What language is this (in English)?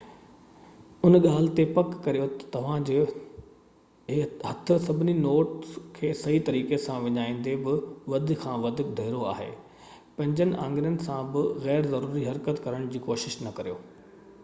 Sindhi